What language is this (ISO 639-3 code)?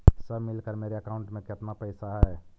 mag